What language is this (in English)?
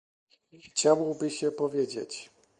Polish